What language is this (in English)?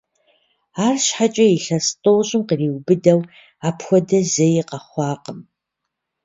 Kabardian